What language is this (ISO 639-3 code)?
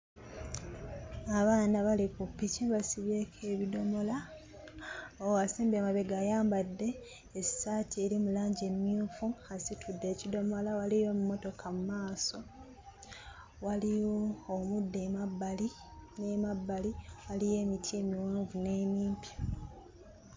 lug